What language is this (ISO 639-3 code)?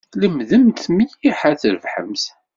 kab